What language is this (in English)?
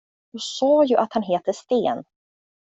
Swedish